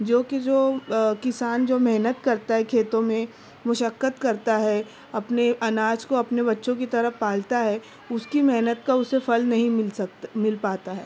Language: Urdu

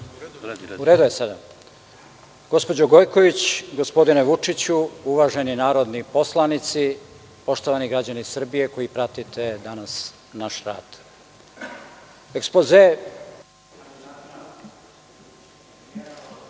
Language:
Serbian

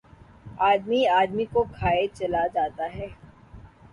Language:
Urdu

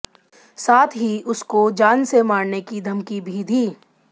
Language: Hindi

